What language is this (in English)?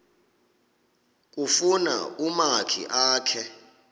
Xhosa